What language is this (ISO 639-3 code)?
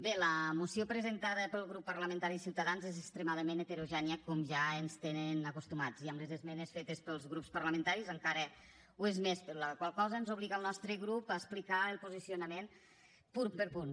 cat